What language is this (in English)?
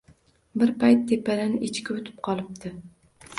Uzbek